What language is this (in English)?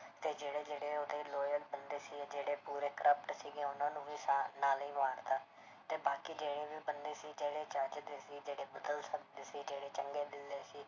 Punjabi